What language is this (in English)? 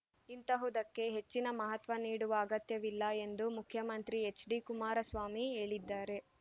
Kannada